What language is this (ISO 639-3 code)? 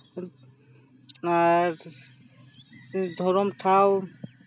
sat